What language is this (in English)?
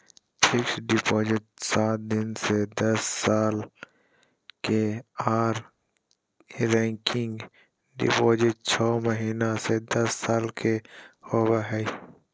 Magahi